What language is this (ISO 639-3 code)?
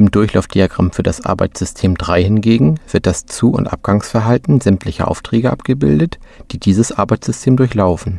deu